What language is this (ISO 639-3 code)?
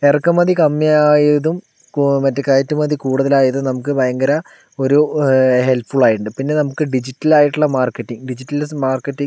mal